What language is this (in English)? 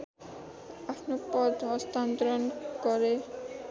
Nepali